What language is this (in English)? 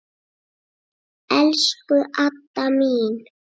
Icelandic